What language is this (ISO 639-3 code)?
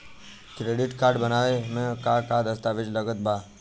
bho